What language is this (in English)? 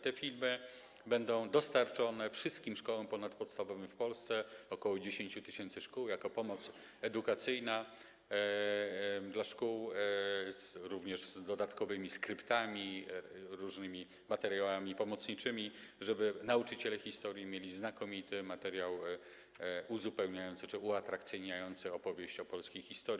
Polish